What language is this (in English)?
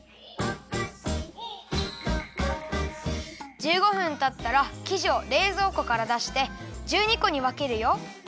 Japanese